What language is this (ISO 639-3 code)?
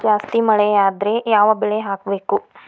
kan